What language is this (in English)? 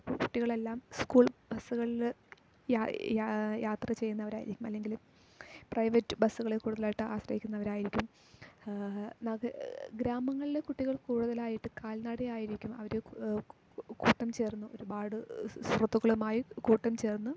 Malayalam